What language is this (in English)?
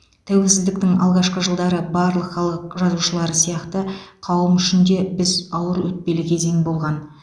Kazakh